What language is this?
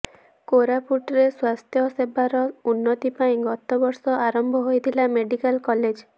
Odia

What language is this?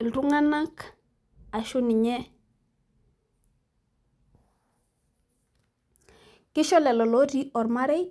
Masai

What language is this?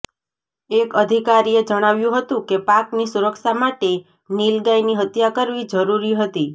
Gujarati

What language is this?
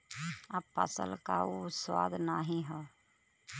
Bhojpuri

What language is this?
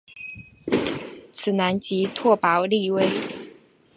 Chinese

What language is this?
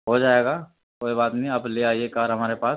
Urdu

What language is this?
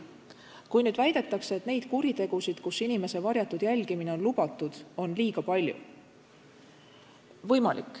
Estonian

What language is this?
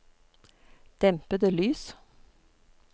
Norwegian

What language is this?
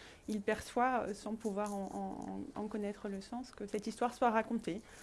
French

